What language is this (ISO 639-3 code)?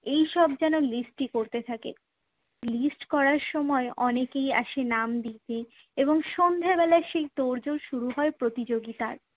ben